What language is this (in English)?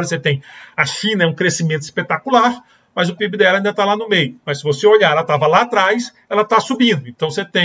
Portuguese